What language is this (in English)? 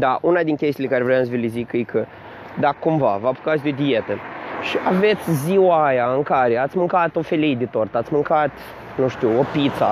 Romanian